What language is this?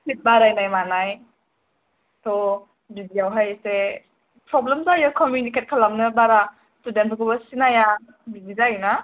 Bodo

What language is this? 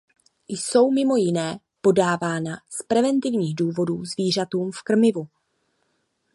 Czech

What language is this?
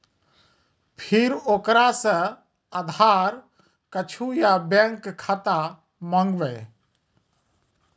Maithili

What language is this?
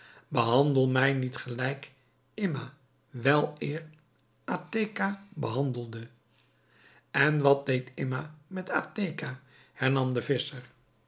Dutch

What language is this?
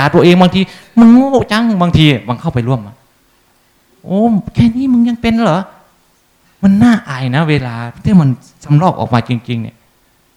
Thai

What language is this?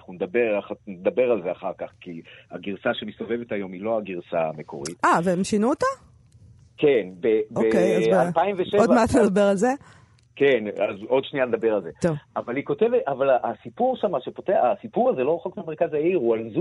Hebrew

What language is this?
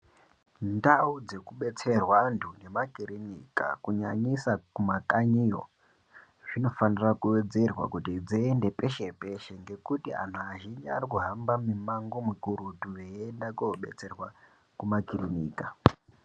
Ndau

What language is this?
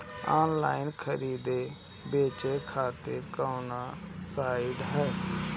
Bhojpuri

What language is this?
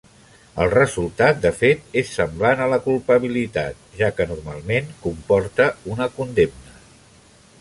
Catalan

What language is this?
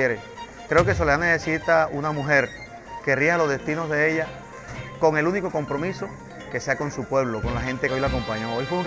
Spanish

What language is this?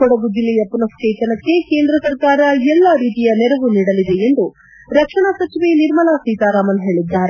Kannada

